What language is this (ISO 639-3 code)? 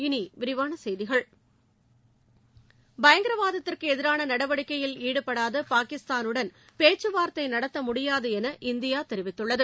tam